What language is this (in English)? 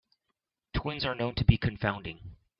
English